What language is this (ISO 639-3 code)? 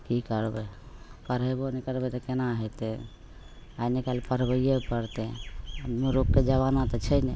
mai